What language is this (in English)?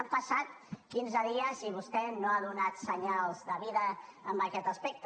Catalan